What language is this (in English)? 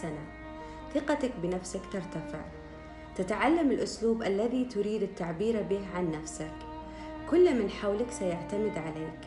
Arabic